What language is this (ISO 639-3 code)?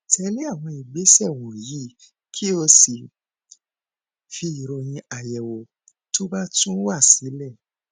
yor